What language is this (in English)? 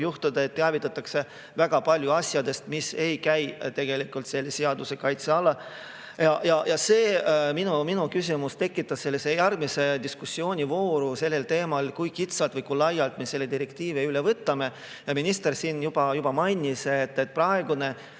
Estonian